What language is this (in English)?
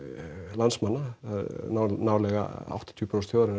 Icelandic